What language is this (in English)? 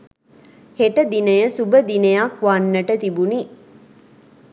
Sinhala